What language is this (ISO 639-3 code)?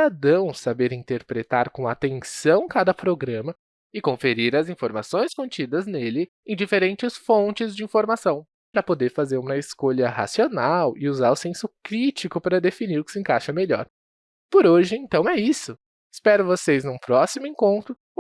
por